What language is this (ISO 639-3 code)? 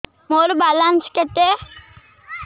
ori